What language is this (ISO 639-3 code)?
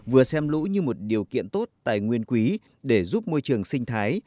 vie